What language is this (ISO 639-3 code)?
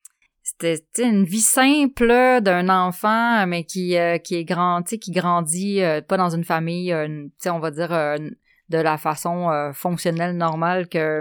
fra